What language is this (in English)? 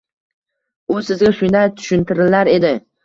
Uzbek